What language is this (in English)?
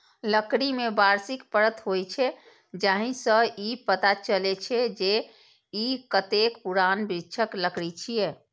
Maithili